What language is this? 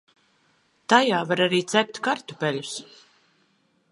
Latvian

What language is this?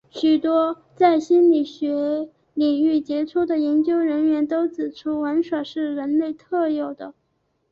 Chinese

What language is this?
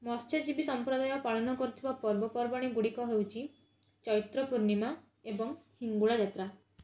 Odia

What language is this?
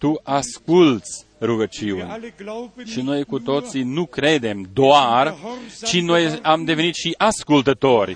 Romanian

